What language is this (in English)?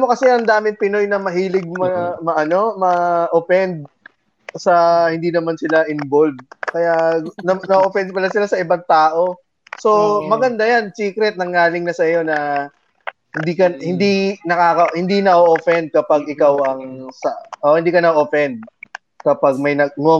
Filipino